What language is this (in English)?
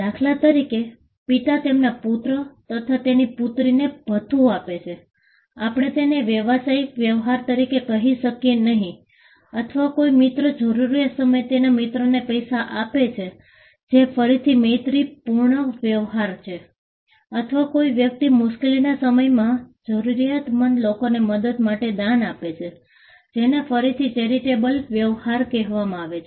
Gujarati